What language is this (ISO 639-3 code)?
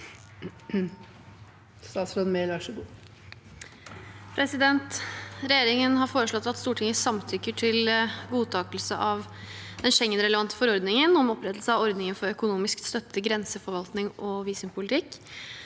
nor